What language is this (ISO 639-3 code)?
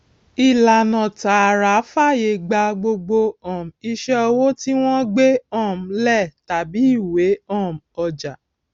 yor